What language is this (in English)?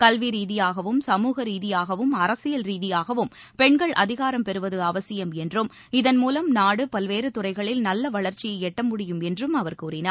Tamil